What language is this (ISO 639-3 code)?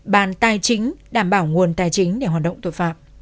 vie